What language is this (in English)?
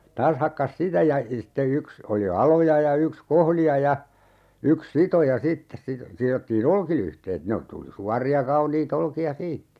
Finnish